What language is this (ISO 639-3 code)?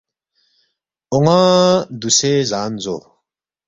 bft